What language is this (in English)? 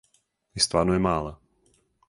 Serbian